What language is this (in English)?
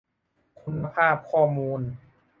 Thai